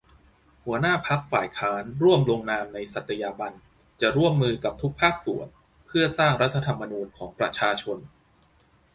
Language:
Thai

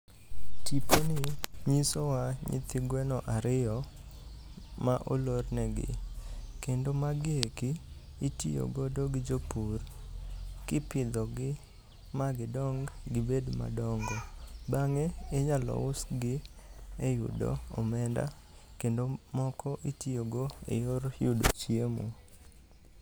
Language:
Luo (Kenya and Tanzania)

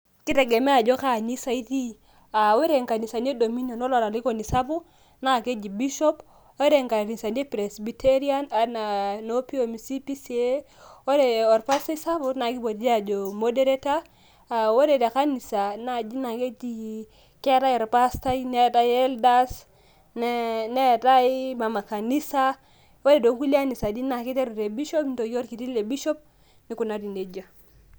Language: Masai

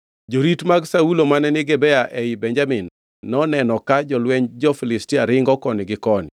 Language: Luo (Kenya and Tanzania)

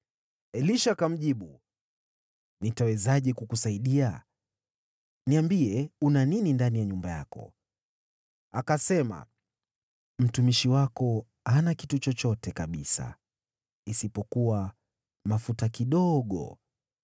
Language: Swahili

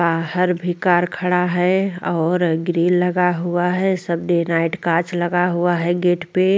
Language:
Hindi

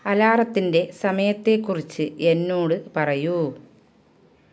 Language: Malayalam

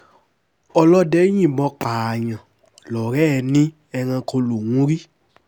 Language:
Yoruba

